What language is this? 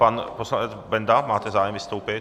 Czech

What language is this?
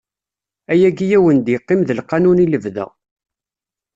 Kabyle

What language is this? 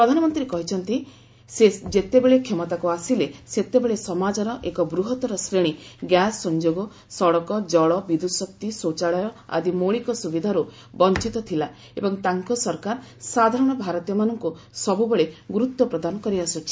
Odia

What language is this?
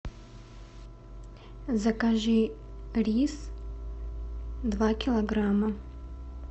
Russian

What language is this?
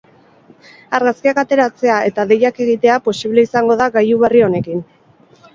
Basque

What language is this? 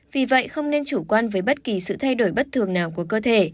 Vietnamese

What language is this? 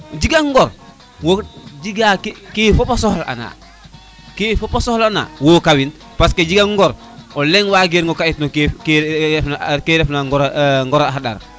Serer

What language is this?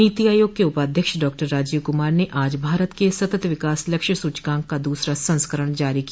Hindi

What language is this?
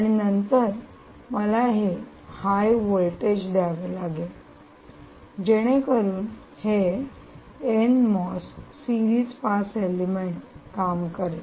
Marathi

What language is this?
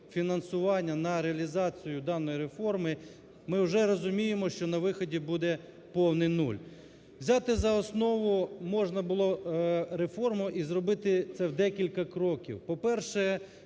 Ukrainian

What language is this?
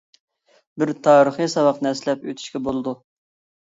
Uyghur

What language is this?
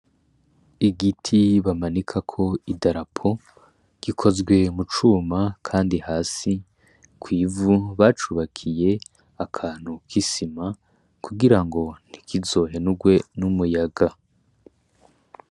Rundi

